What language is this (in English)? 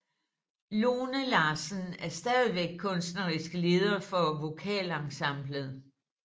Danish